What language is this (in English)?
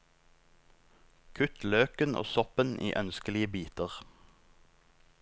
Norwegian